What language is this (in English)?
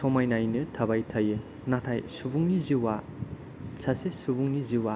Bodo